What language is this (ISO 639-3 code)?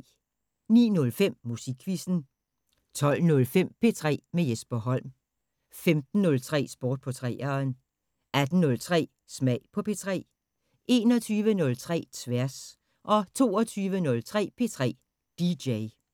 dan